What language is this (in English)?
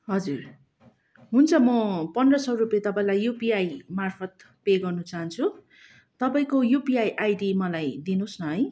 Nepali